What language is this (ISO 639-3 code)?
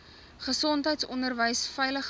afr